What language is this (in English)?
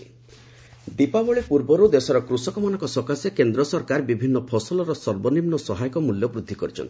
Odia